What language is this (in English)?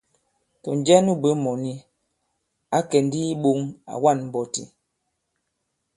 Bankon